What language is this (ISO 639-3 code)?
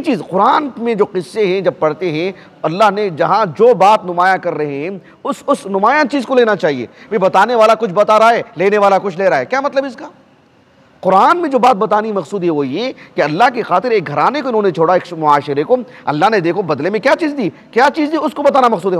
ara